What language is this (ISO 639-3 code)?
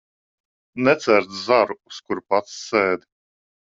lav